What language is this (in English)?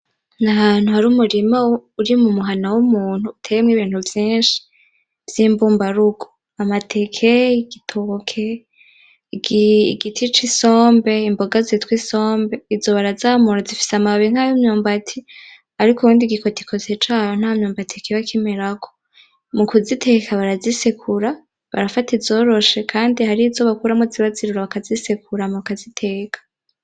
Rundi